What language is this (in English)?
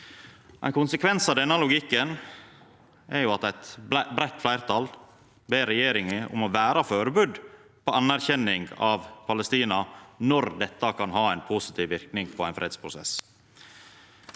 Norwegian